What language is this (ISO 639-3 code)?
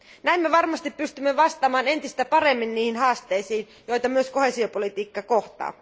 fin